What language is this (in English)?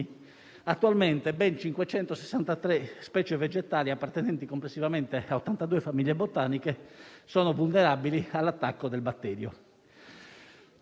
Italian